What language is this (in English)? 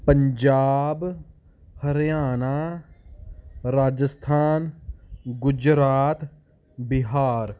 Punjabi